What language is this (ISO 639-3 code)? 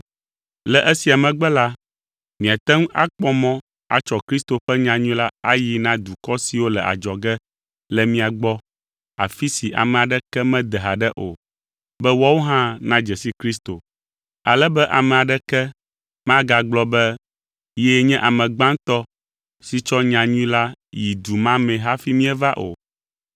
ewe